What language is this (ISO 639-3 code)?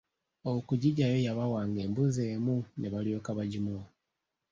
lug